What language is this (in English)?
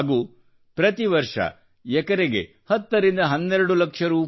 Kannada